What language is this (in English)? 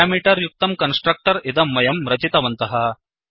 Sanskrit